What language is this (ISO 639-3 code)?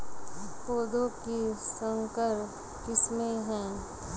hin